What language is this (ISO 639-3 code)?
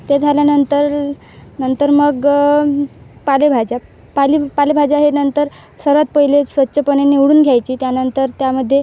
mar